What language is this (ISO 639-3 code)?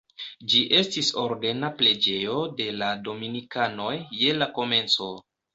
epo